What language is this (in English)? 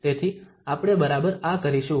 Gujarati